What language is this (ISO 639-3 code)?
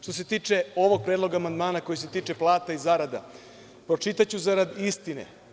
srp